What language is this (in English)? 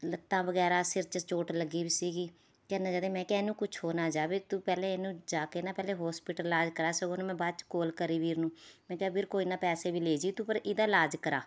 Punjabi